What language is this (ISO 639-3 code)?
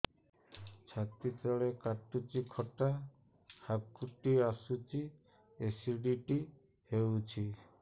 ori